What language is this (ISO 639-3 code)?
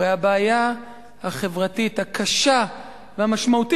heb